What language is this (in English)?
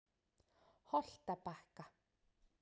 Icelandic